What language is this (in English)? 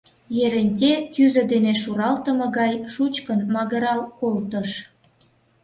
Mari